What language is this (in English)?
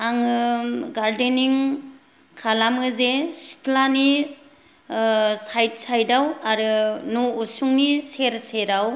Bodo